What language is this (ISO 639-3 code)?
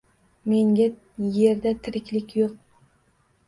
uzb